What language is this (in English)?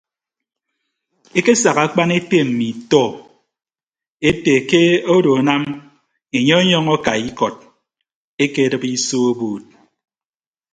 Ibibio